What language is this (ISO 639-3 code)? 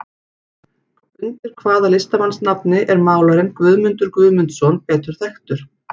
isl